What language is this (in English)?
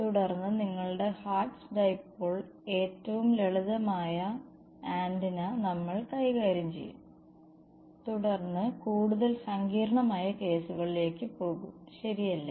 Malayalam